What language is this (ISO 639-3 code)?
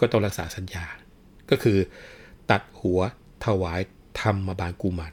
tha